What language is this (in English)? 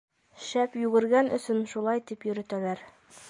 Bashkir